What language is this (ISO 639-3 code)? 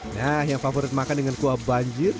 ind